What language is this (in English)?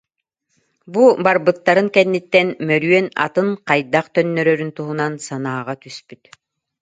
Yakut